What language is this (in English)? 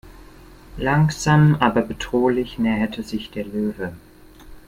German